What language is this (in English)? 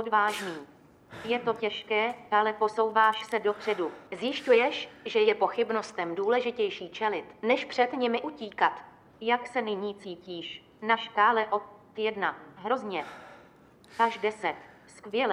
Czech